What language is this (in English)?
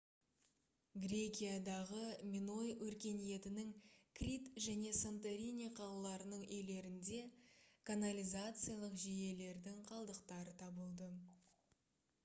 Kazakh